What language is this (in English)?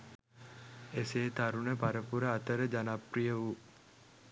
Sinhala